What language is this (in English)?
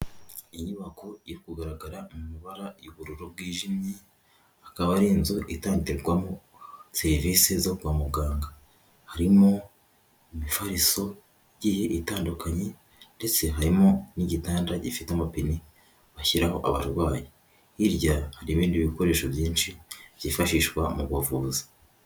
Kinyarwanda